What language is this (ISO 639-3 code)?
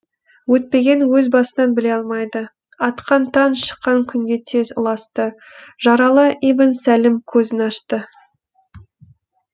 kaz